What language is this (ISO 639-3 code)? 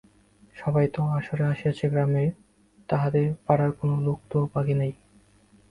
ben